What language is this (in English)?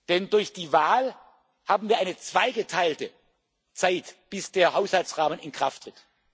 German